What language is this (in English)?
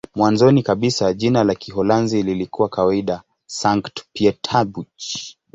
Swahili